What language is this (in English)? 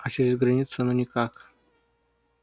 Russian